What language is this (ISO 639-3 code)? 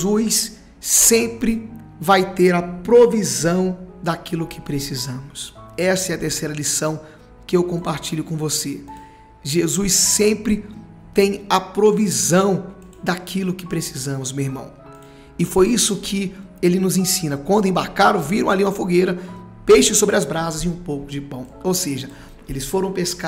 por